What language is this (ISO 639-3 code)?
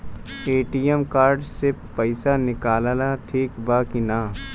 bho